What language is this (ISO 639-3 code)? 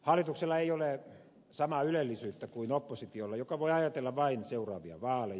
fin